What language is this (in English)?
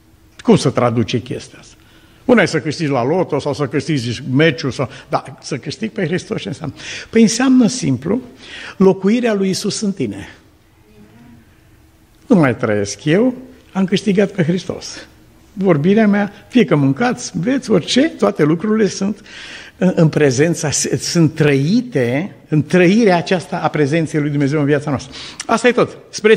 Romanian